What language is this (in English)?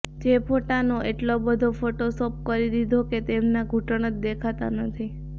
Gujarati